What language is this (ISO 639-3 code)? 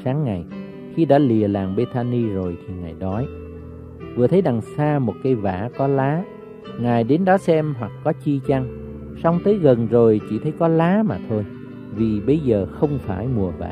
vie